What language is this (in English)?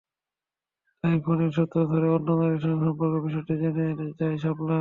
Bangla